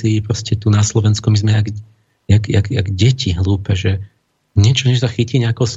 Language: Slovak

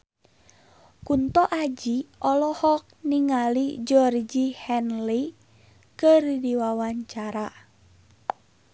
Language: Sundanese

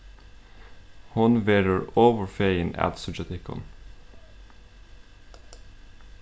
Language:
Faroese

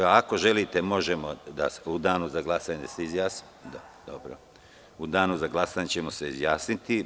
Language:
Serbian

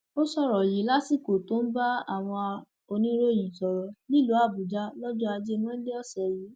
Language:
Yoruba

